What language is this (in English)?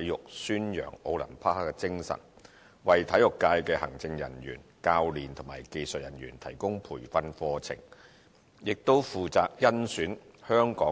Cantonese